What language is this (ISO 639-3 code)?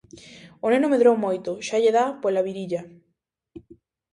glg